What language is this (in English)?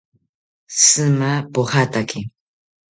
South Ucayali Ashéninka